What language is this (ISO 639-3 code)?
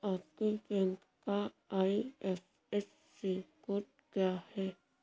hin